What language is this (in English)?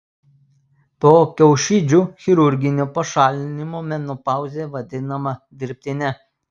Lithuanian